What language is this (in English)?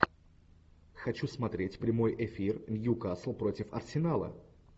Russian